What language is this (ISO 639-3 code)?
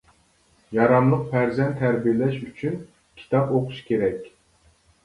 uig